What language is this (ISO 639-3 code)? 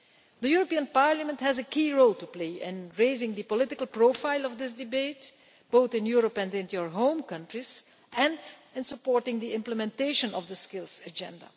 eng